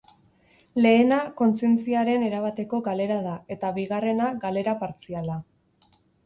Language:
Basque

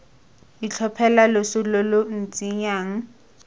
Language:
Tswana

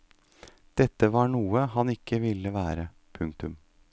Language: Norwegian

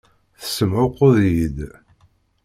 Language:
Kabyle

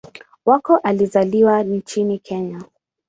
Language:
Swahili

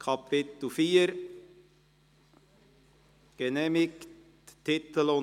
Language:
Swiss German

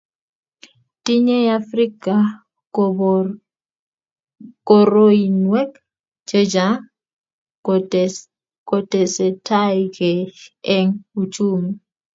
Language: Kalenjin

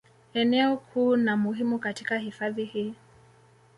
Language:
Swahili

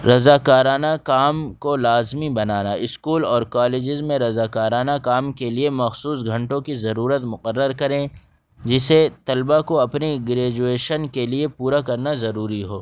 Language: Urdu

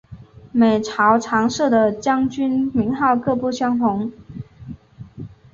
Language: Chinese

